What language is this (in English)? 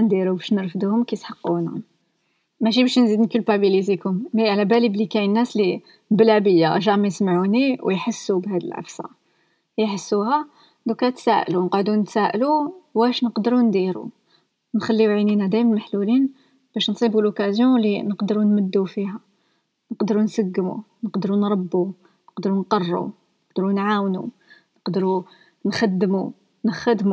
Arabic